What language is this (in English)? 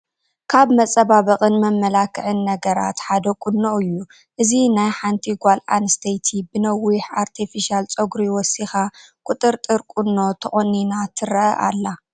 Tigrinya